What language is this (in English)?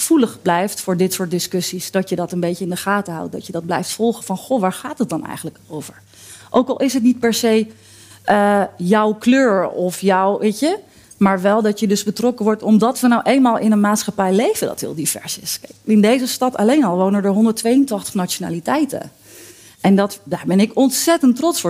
Dutch